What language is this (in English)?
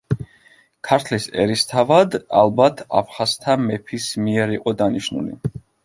Georgian